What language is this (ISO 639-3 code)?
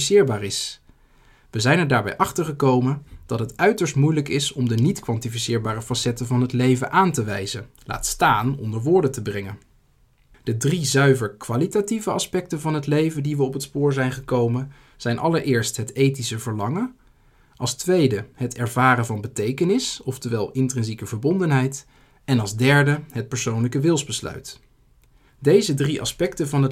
nld